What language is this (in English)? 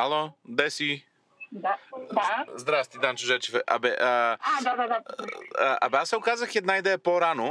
Bulgarian